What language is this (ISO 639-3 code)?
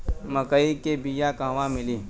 bho